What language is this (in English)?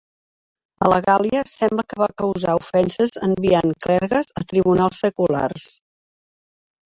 Catalan